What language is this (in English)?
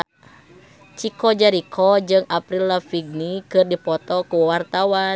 Sundanese